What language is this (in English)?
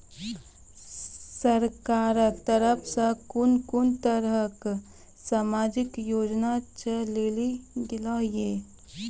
Maithili